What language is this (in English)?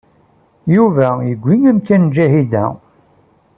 Kabyle